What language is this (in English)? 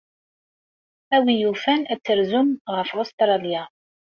Kabyle